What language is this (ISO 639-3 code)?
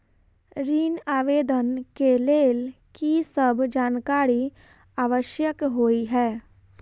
mai